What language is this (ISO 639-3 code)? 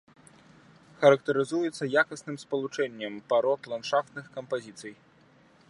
bel